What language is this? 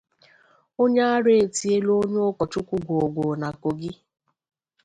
Igbo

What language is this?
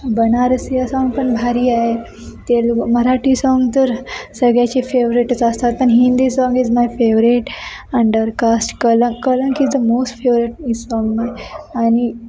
Marathi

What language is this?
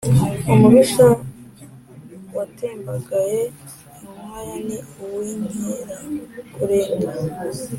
Kinyarwanda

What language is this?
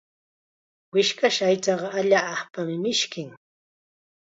Chiquián Ancash Quechua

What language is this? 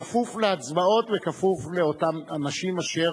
Hebrew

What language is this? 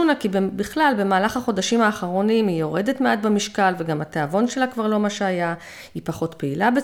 Hebrew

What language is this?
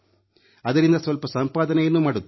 Kannada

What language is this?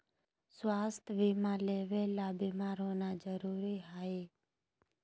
Magahi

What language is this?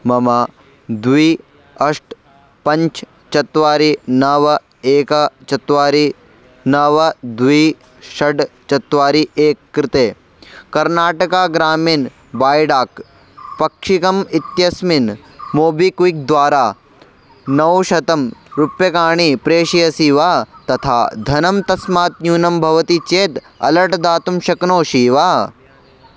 Sanskrit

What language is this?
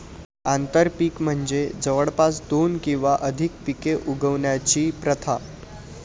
Marathi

